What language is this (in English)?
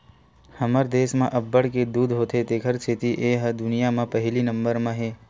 Chhattisgarhi